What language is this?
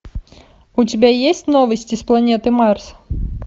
Russian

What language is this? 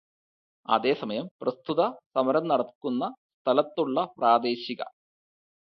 Malayalam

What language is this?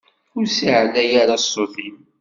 Kabyle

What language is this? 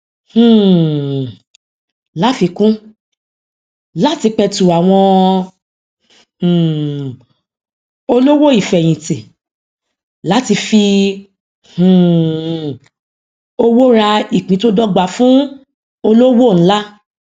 Yoruba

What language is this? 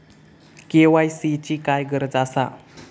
Marathi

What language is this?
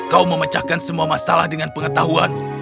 Indonesian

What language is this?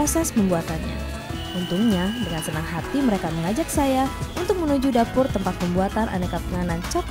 Indonesian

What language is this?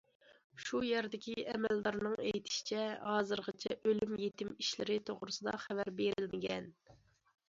Uyghur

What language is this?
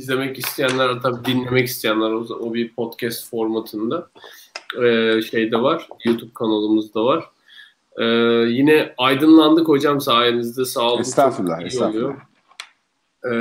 Turkish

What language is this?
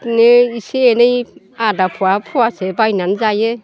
Bodo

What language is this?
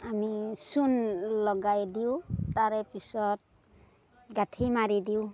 Assamese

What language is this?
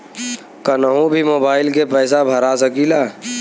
Bhojpuri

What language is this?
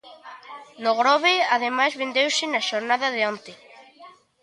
Galician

